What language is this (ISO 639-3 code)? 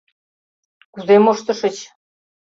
chm